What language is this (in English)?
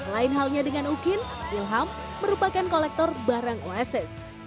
Indonesian